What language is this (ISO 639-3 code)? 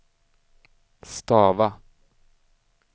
swe